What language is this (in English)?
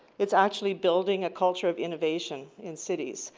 English